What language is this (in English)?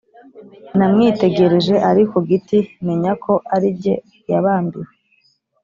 Kinyarwanda